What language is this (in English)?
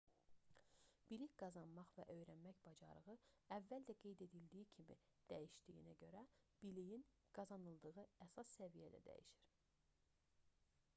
Azerbaijani